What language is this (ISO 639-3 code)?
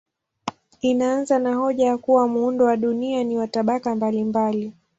swa